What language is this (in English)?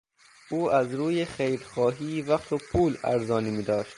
Persian